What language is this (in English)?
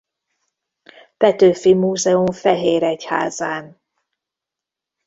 Hungarian